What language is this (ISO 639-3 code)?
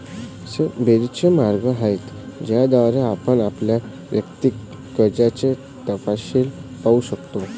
mar